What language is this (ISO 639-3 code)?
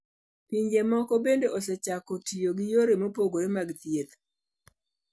luo